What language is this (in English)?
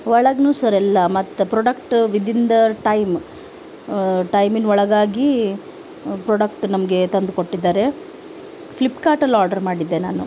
Kannada